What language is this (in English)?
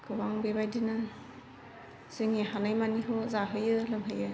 Bodo